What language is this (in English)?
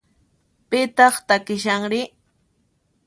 Puno Quechua